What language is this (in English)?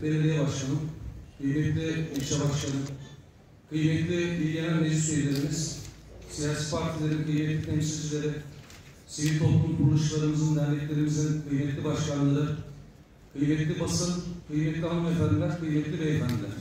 Turkish